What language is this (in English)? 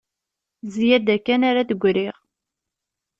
Kabyle